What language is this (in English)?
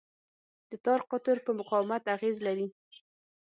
Pashto